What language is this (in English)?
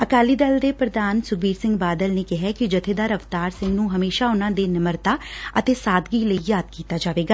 Punjabi